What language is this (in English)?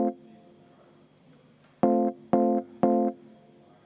Estonian